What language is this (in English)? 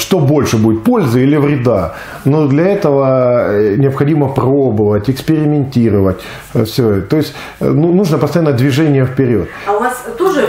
Russian